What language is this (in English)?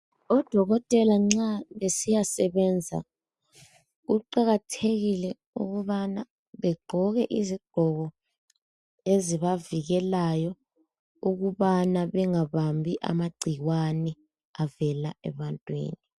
North Ndebele